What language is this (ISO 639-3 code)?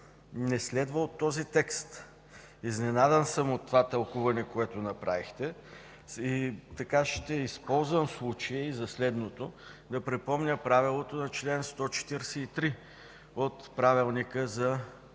bul